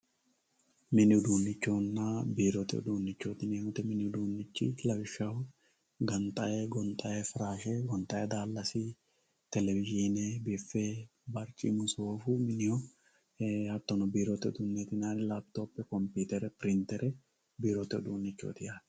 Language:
Sidamo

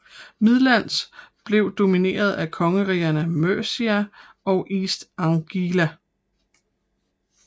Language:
Danish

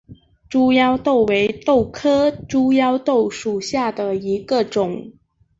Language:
Chinese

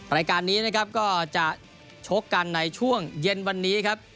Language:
Thai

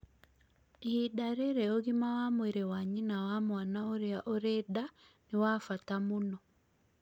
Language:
Kikuyu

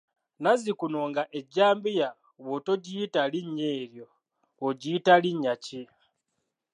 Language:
Ganda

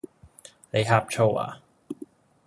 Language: Cantonese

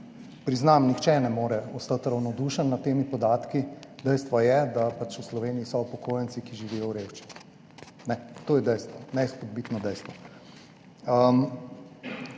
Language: Slovenian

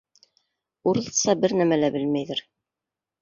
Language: Bashkir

